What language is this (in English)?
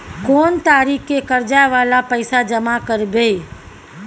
Maithili